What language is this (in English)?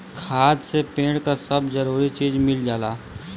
Bhojpuri